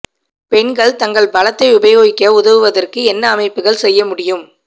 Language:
Tamil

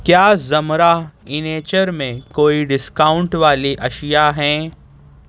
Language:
Urdu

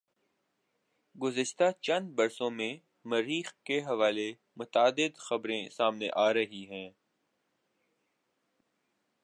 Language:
Urdu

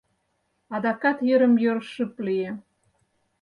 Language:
Mari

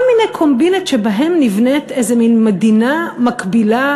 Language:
Hebrew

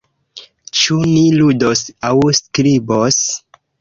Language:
Esperanto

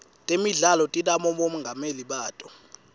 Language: Swati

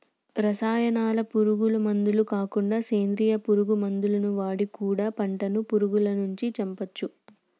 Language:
Telugu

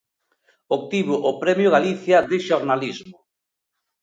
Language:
Galician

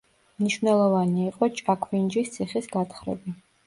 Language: Georgian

